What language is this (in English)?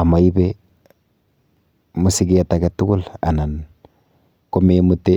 Kalenjin